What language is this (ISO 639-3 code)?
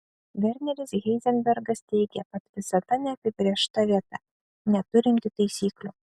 lit